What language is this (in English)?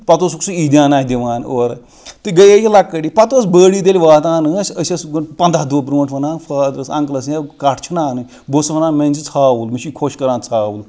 Kashmiri